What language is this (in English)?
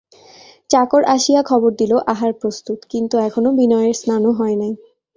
Bangla